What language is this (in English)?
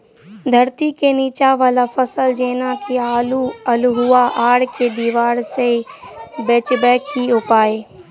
Maithili